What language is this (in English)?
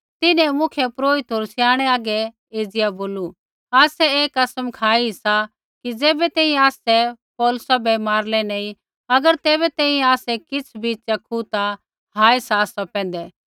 Kullu Pahari